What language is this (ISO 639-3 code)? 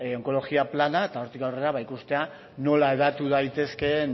eus